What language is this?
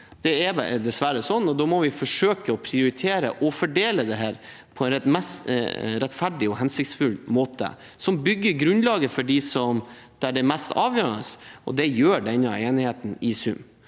Norwegian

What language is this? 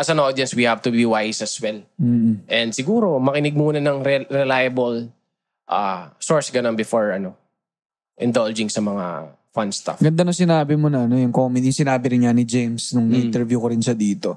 Filipino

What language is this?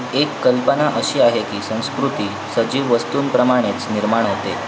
Marathi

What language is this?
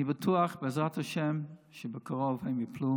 Hebrew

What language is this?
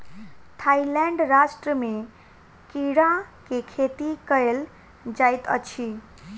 Maithili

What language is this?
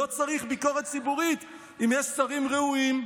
Hebrew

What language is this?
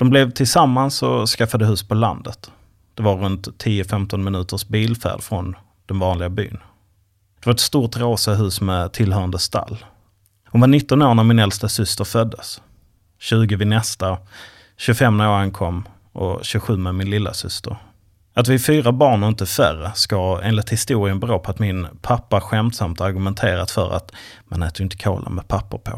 Swedish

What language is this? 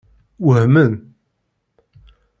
Kabyle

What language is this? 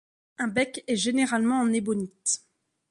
French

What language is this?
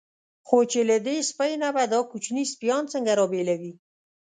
Pashto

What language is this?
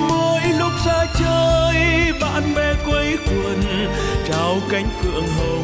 Vietnamese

